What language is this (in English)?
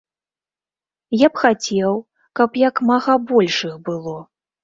Belarusian